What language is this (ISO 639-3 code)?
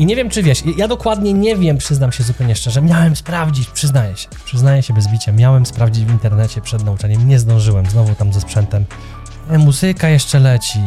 pol